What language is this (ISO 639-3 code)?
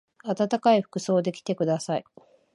jpn